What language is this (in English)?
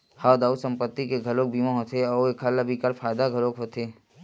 Chhattisgarhi